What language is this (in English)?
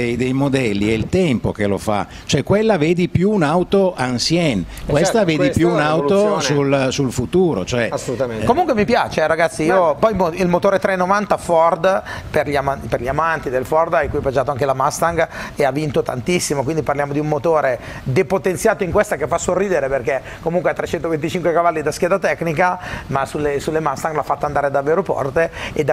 Italian